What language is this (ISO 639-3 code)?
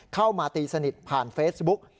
tha